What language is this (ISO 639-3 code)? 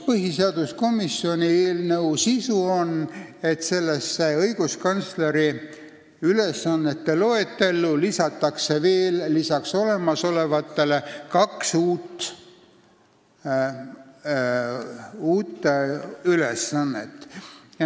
est